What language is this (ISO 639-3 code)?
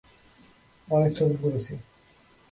ben